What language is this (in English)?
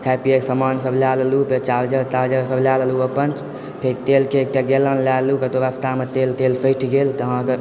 Maithili